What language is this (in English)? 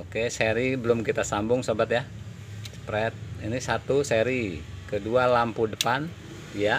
Indonesian